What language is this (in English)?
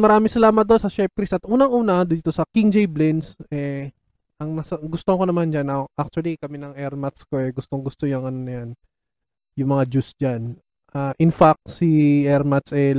Filipino